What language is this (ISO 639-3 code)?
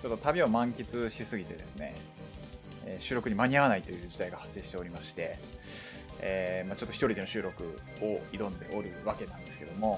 jpn